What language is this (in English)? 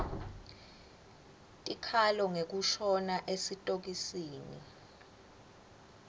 Swati